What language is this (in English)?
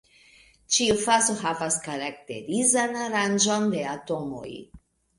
Esperanto